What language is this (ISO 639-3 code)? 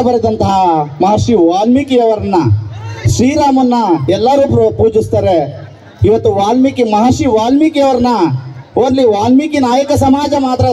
ron